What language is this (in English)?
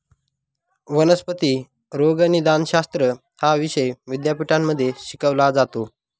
Marathi